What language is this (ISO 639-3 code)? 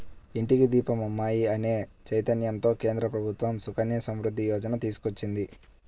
tel